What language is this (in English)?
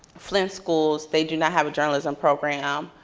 English